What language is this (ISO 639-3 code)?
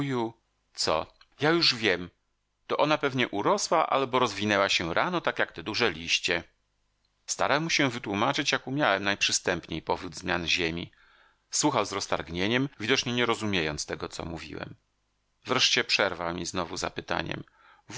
pol